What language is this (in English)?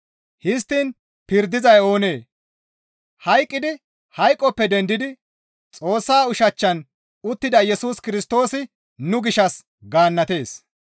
Gamo